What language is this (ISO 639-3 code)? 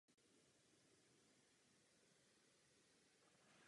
ces